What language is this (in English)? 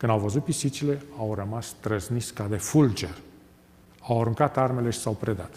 Romanian